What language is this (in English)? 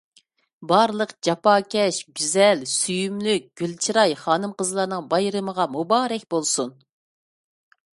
Uyghur